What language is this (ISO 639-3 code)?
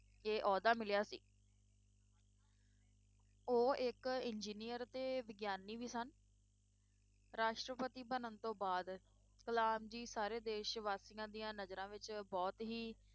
pan